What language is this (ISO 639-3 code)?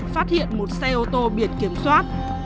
vie